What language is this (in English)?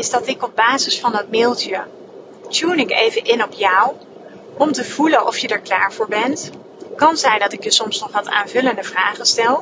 Dutch